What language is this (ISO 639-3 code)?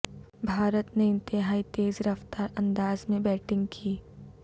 urd